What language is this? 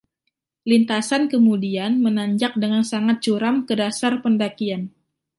Indonesian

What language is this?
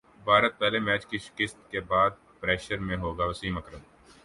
Urdu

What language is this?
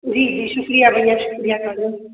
Sindhi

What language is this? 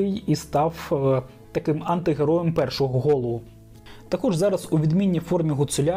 Ukrainian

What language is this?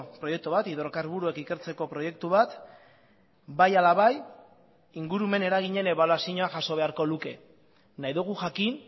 Basque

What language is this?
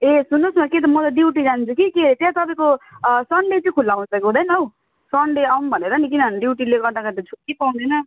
Nepali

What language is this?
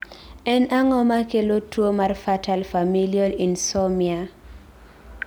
Luo (Kenya and Tanzania)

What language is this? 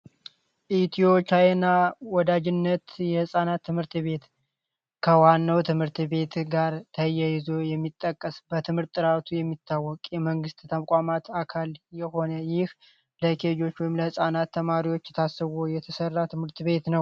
Amharic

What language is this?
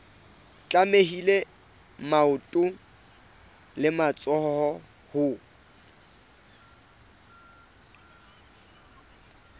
Southern Sotho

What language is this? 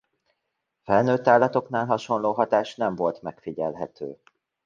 Hungarian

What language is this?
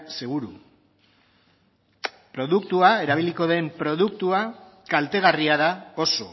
Basque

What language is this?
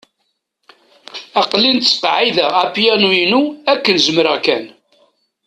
Kabyle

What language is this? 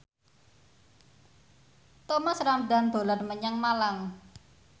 Javanese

